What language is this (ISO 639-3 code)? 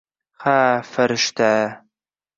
uzb